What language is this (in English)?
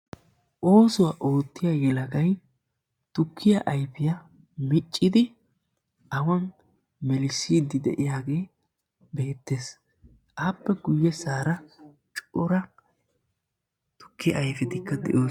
Wolaytta